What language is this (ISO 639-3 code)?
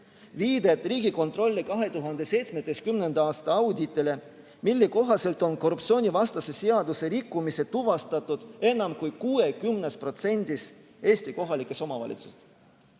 est